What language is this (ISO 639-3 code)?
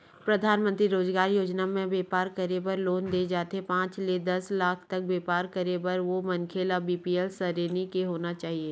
hne